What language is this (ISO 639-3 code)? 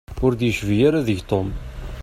kab